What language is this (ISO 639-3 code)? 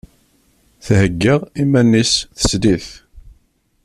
kab